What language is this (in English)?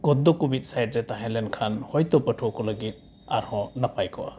Santali